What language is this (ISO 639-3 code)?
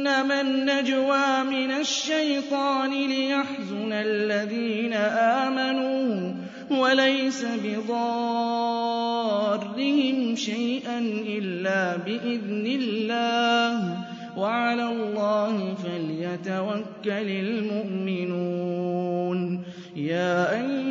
ara